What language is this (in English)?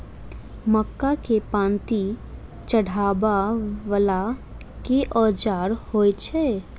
Maithili